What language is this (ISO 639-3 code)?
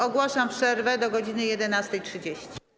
pol